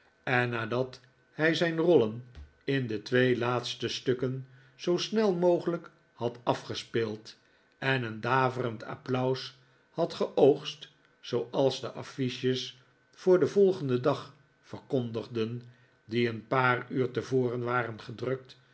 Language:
Dutch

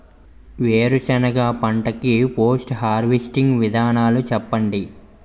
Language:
Telugu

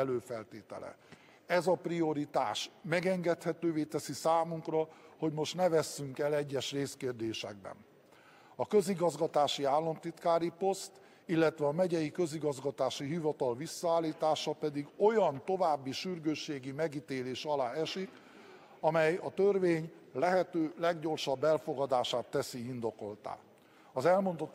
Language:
Hungarian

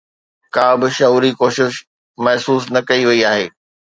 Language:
Sindhi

